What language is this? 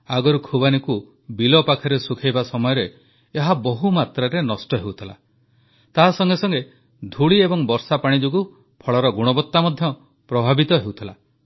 Odia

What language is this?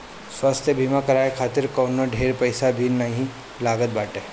Bhojpuri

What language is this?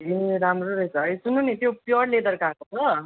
Nepali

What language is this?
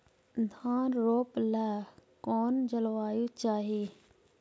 Magahi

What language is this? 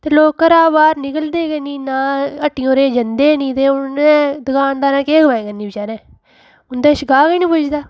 Dogri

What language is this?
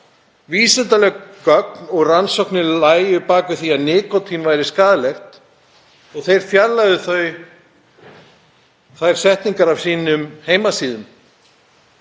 Icelandic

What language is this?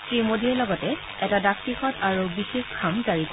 Assamese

